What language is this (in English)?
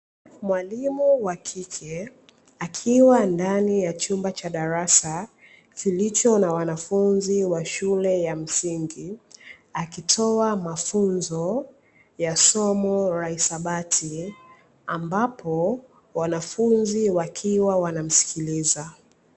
Swahili